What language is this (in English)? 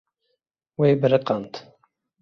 Kurdish